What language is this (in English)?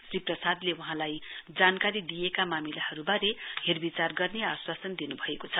Nepali